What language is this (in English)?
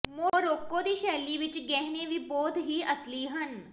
Punjabi